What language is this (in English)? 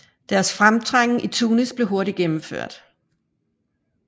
Danish